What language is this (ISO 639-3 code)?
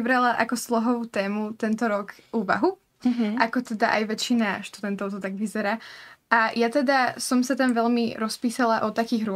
slk